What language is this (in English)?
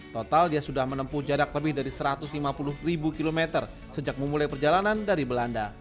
Indonesian